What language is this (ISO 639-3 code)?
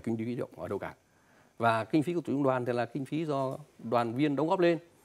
vie